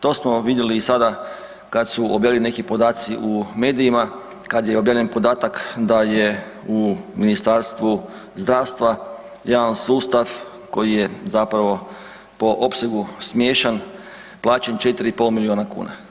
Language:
Croatian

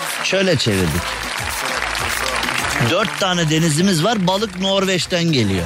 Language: Turkish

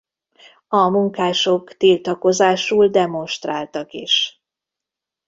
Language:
Hungarian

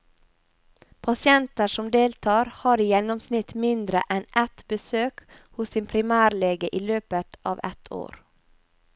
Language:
Norwegian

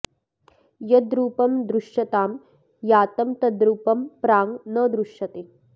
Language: Sanskrit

